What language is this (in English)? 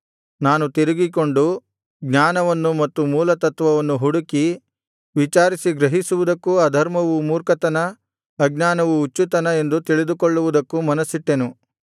Kannada